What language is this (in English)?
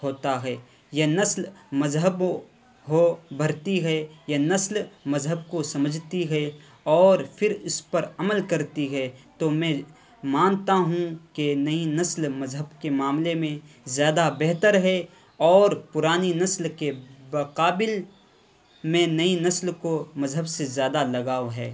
Urdu